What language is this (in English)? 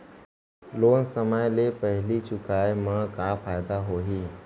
Chhattisgarhi